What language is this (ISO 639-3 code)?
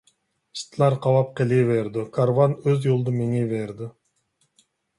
uig